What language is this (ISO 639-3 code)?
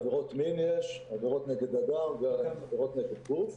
heb